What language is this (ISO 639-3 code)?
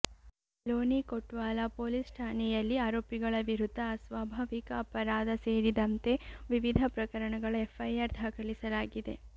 kan